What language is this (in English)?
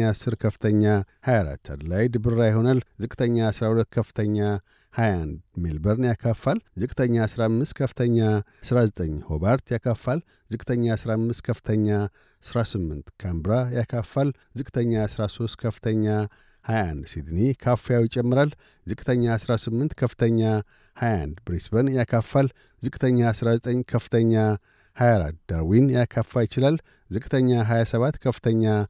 Amharic